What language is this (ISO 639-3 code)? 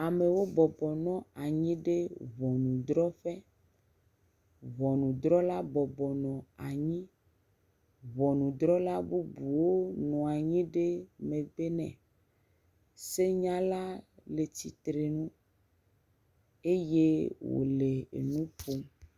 ewe